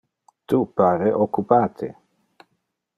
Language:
Interlingua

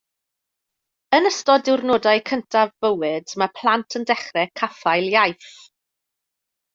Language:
Welsh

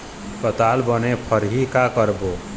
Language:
Chhattisgarhi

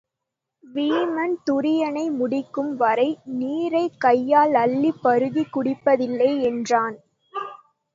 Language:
Tamil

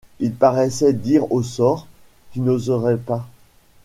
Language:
French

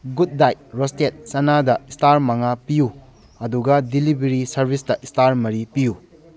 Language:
Manipuri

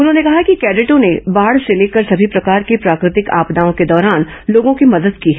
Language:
Hindi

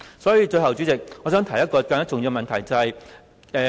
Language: Cantonese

